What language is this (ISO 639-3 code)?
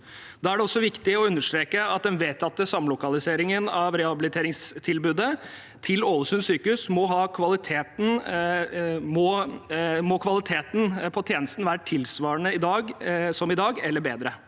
nor